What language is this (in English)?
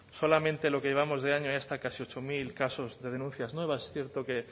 Spanish